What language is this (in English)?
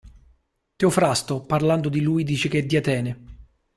Italian